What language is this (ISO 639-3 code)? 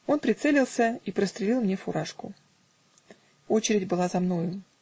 rus